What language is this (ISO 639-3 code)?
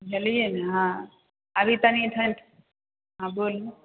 mai